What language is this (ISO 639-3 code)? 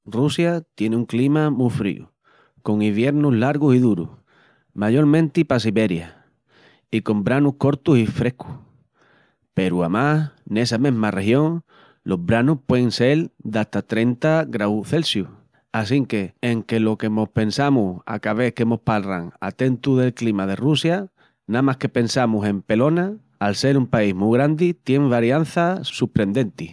ext